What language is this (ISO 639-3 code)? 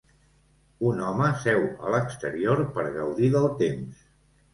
cat